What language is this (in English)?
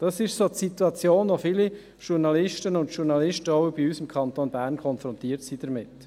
Swiss German